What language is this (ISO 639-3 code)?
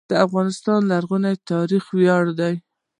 pus